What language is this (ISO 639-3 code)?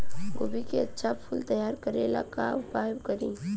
bho